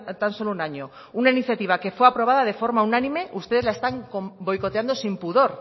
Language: Spanish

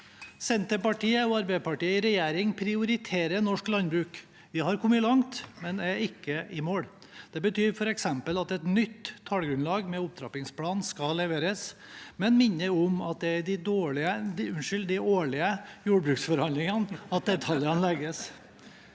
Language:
Norwegian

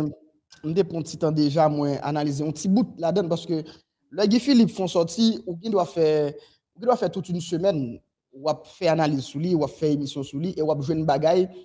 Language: French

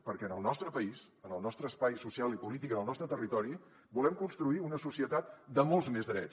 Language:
Catalan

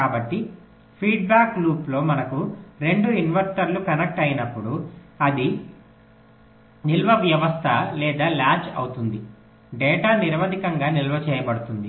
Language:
Telugu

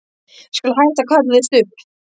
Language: Icelandic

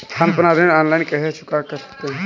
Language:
Hindi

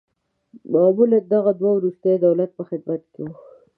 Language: Pashto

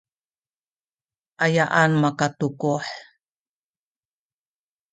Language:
Sakizaya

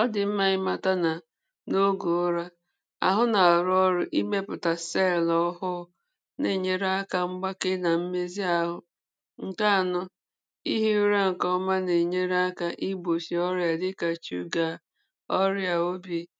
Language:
Igbo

